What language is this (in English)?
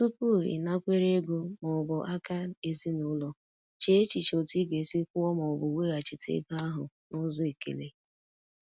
Igbo